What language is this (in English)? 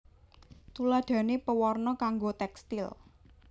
Javanese